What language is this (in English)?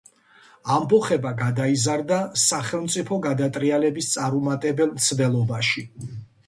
Georgian